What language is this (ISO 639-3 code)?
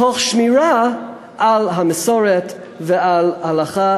heb